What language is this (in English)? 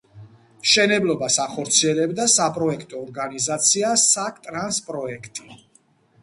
Georgian